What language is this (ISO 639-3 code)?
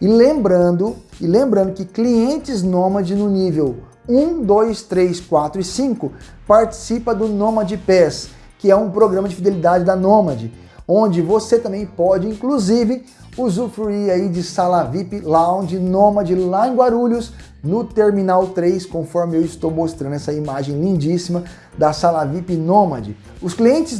por